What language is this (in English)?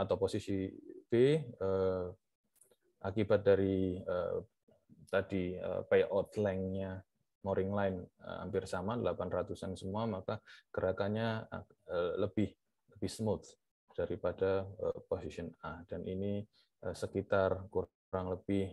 Indonesian